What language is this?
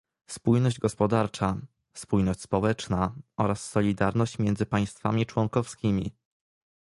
Polish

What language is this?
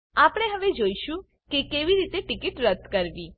Gujarati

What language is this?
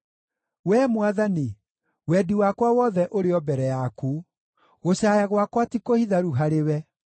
Kikuyu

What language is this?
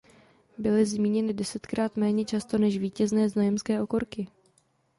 Czech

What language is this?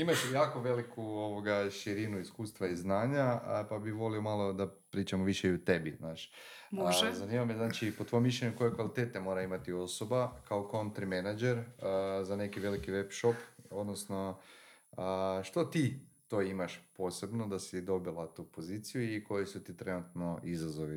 Croatian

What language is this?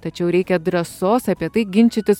Lithuanian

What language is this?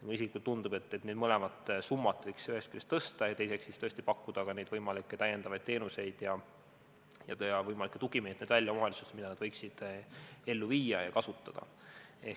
Estonian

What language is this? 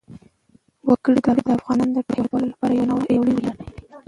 Pashto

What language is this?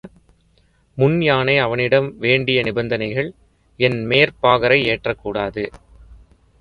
Tamil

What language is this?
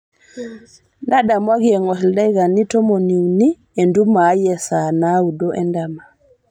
Masai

